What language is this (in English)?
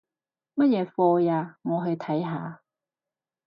Cantonese